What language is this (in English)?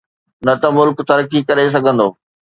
Sindhi